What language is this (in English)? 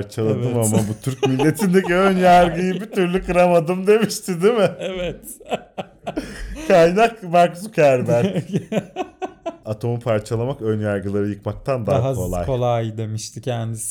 Turkish